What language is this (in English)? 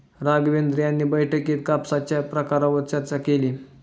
Marathi